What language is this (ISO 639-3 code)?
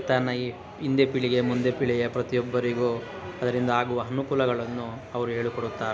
kan